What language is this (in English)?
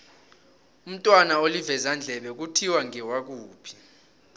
South Ndebele